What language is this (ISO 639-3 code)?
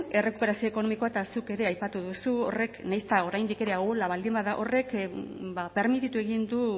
eus